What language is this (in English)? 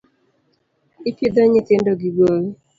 Luo (Kenya and Tanzania)